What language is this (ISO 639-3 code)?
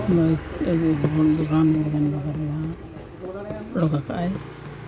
sat